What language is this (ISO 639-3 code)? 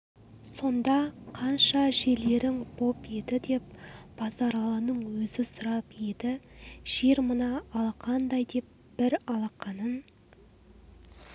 kaz